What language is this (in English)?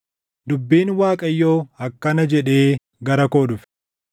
Oromo